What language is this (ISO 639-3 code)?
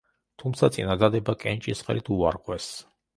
kat